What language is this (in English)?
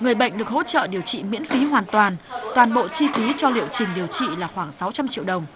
Vietnamese